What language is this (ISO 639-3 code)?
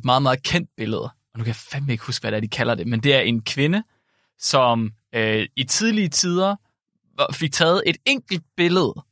dan